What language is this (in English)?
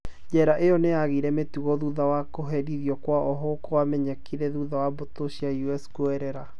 Kikuyu